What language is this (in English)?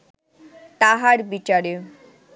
Bangla